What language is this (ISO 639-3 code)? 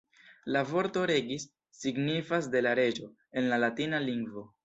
epo